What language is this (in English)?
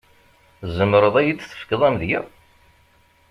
Kabyle